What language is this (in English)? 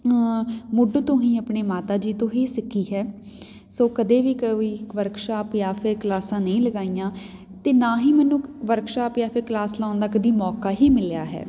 Punjabi